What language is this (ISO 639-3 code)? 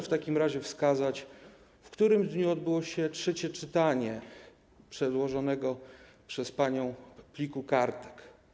pol